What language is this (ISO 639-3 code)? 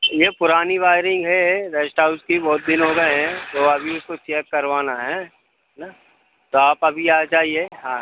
hin